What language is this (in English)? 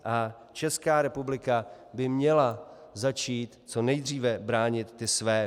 Czech